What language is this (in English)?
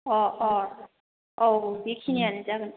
Bodo